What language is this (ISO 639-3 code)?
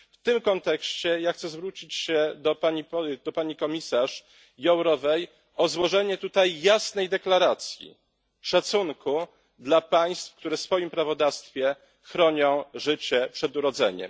pol